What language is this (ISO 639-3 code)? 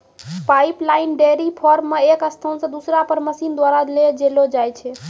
mai